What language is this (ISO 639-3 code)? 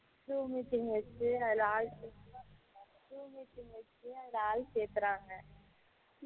tam